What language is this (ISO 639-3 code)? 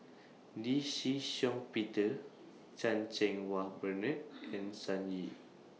eng